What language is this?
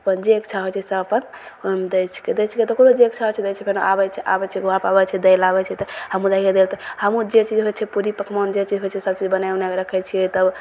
Maithili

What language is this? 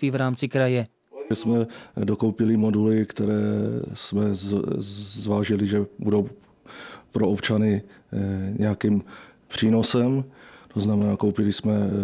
Czech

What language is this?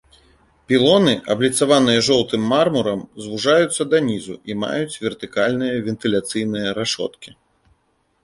Belarusian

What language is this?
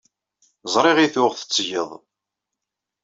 Kabyle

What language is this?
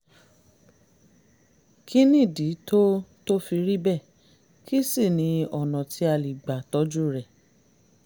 Yoruba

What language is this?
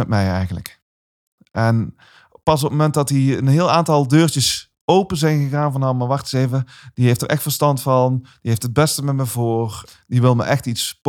Dutch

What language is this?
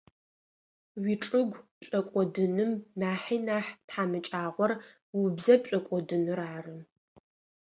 Adyghe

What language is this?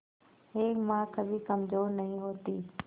Hindi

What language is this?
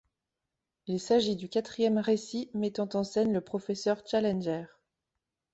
French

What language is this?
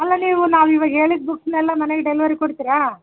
Kannada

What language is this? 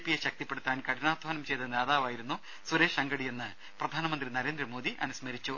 Malayalam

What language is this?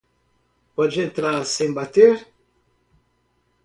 Portuguese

